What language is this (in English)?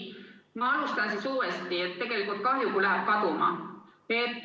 Estonian